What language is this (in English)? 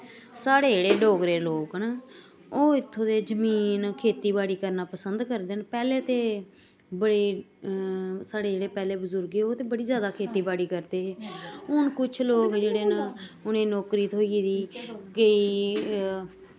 Dogri